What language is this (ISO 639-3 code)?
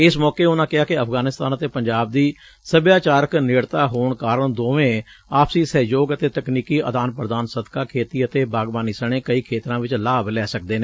pan